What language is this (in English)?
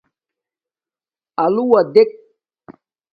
Domaaki